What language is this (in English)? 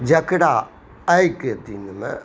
Maithili